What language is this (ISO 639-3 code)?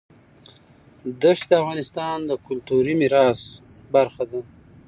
pus